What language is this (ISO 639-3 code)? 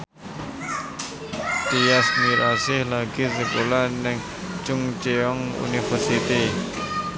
jav